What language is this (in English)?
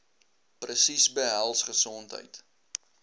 Afrikaans